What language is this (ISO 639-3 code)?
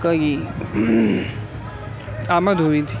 urd